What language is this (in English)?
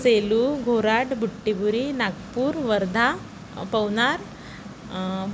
Marathi